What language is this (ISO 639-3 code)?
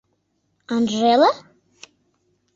chm